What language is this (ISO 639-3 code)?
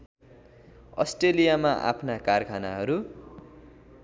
nep